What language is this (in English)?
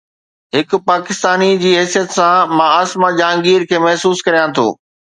Sindhi